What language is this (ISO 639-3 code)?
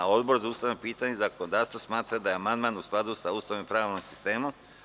srp